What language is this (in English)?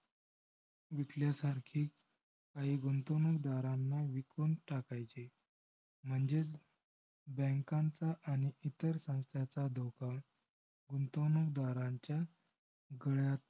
Marathi